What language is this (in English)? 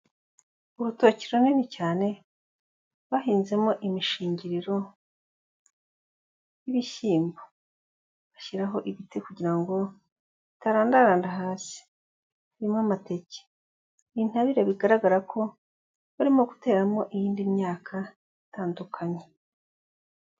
Kinyarwanda